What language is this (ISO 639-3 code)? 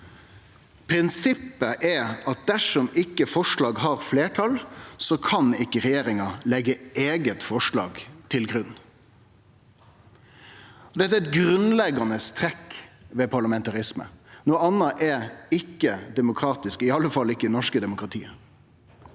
nor